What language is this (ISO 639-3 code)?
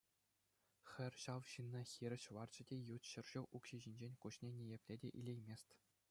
chv